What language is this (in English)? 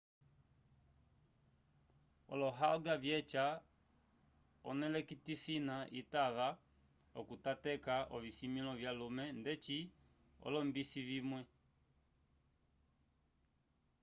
Umbundu